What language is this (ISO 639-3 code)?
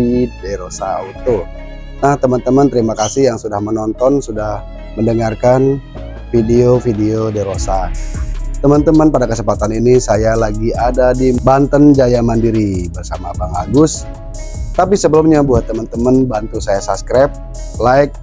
ind